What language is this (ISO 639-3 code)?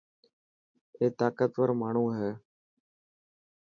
mki